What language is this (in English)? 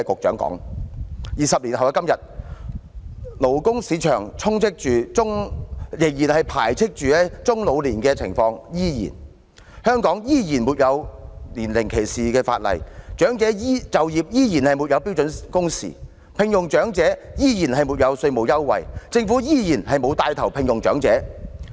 Cantonese